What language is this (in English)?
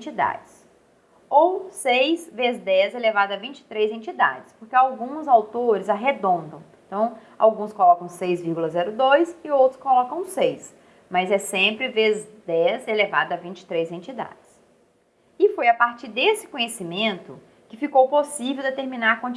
Portuguese